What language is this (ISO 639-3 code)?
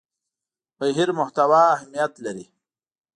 pus